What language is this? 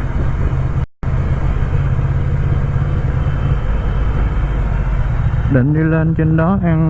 Vietnamese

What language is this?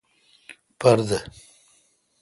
Kalkoti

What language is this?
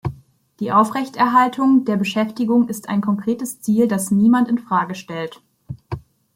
German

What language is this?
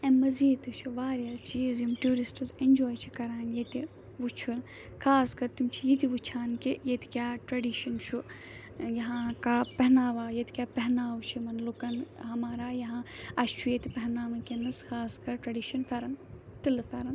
Kashmiri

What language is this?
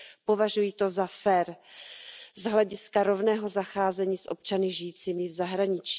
Czech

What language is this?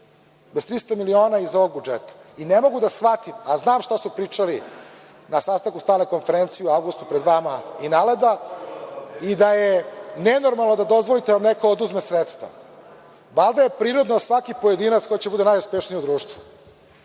Serbian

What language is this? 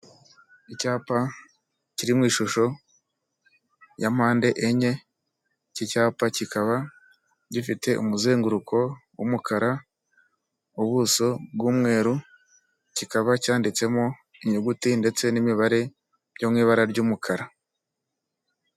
Kinyarwanda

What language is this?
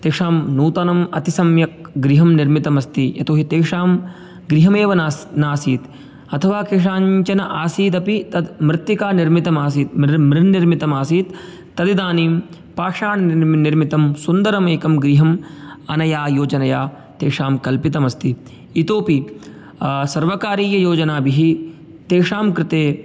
Sanskrit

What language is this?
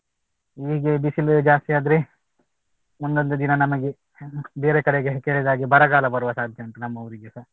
Kannada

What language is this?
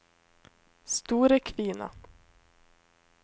Norwegian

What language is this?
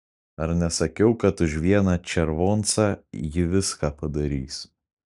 Lithuanian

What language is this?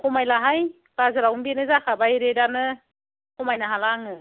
Bodo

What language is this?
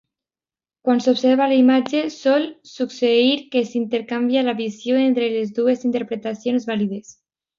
Catalan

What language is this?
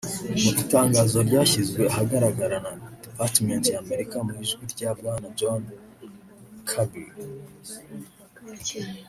Kinyarwanda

